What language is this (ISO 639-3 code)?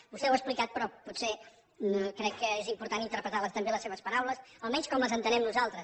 cat